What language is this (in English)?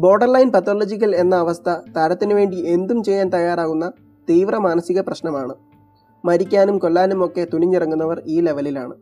Malayalam